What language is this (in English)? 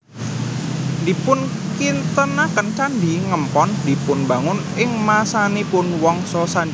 Javanese